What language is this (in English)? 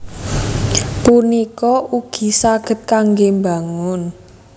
Javanese